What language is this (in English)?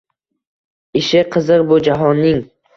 Uzbek